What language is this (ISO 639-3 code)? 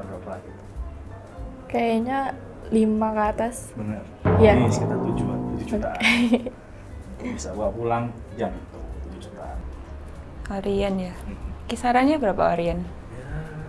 ind